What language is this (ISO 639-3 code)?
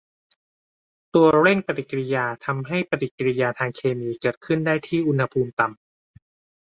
tha